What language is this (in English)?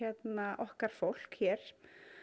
Icelandic